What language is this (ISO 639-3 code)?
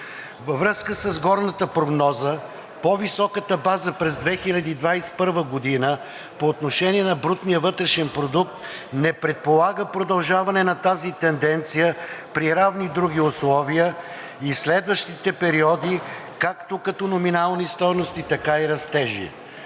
bul